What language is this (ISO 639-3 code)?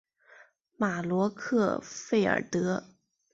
zho